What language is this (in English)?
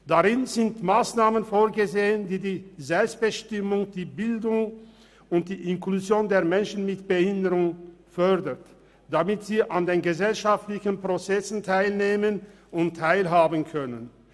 Swiss German